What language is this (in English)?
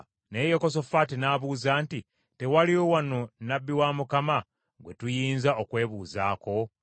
Ganda